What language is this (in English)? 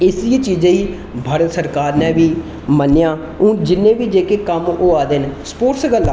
Dogri